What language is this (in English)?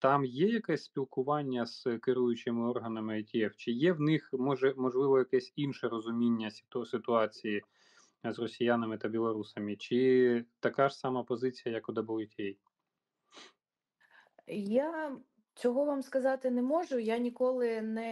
Ukrainian